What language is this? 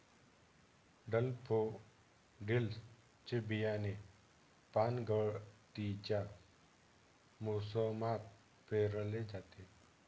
Marathi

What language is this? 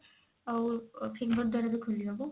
Odia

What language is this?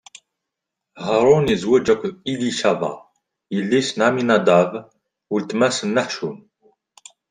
Kabyle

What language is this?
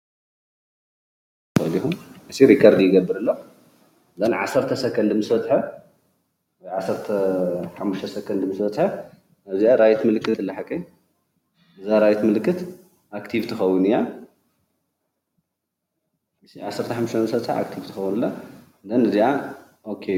Tigrinya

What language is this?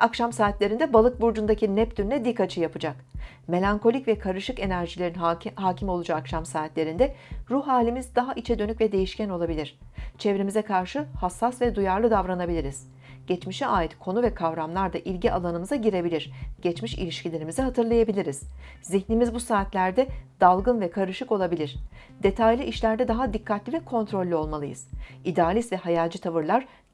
Turkish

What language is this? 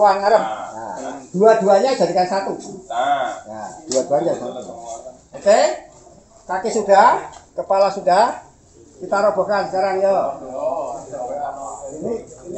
Indonesian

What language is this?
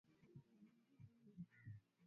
Swahili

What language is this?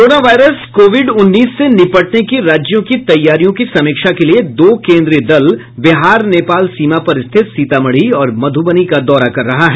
Hindi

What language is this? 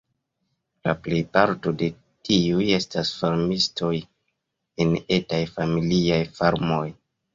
Esperanto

